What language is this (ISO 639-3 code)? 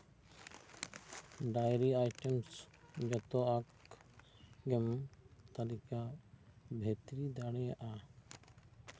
sat